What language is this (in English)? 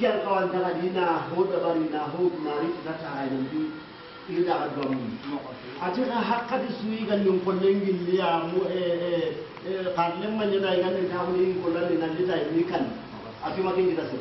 French